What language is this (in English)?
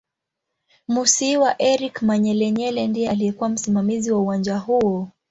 Swahili